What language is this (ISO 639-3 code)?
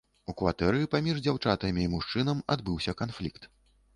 bel